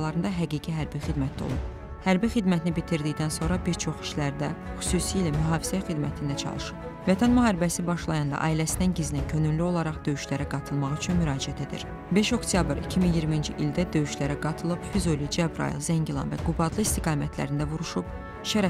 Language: Turkish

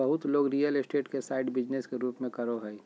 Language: Magahi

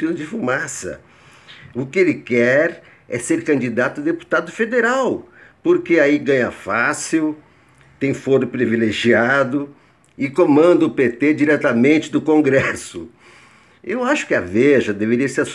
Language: Portuguese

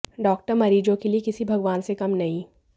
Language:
Hindi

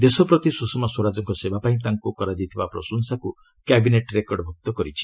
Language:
Odia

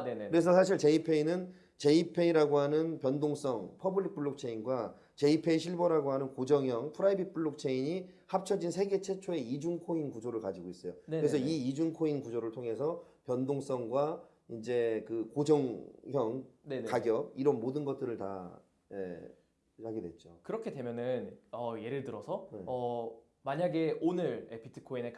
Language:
Korean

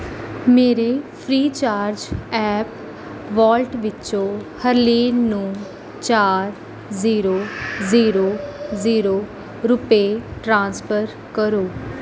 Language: Punjabi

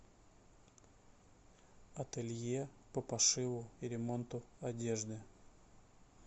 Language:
Russian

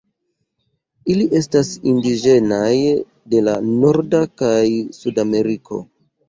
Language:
Esperanto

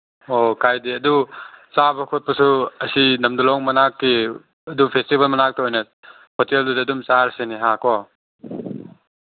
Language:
Manipuri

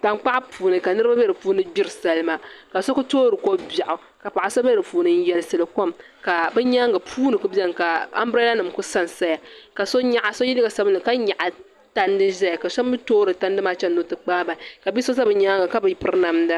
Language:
Dagbani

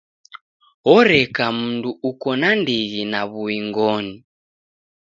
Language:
Taita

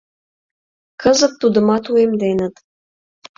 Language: Mari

